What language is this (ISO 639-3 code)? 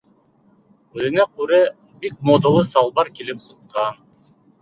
bak